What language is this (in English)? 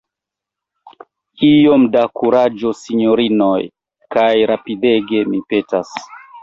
Esperanto